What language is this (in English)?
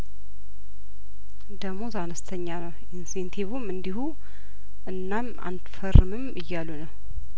Amharic